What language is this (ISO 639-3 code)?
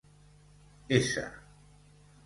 cat